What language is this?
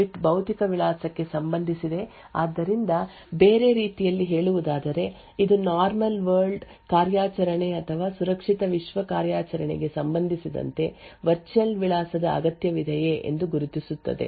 Kannada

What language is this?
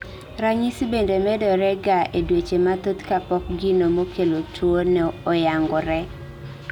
Luo (Kenya and Tanzania)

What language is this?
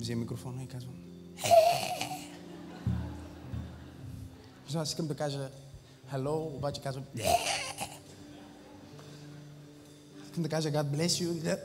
Bulgarian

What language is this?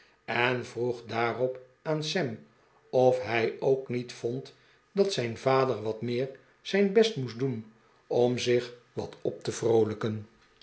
Dutch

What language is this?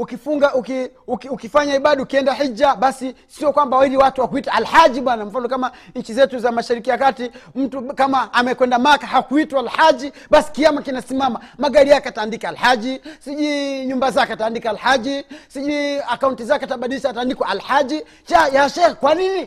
Swahili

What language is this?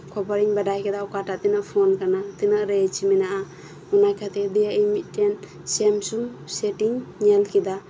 Santali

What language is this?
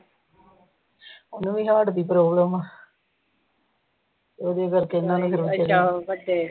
Punjabi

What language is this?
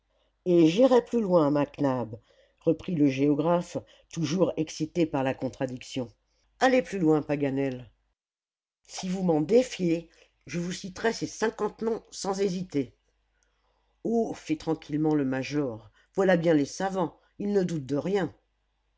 French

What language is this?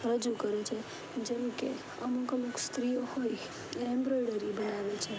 Gujarati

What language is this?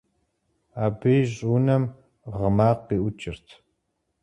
Kabardian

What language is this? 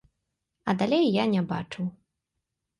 Belarusian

